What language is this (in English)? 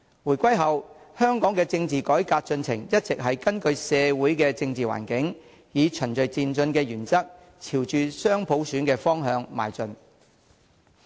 Cantonese